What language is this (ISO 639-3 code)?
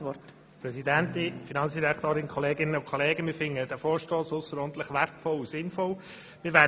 gsw